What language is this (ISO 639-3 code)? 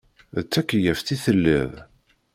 kab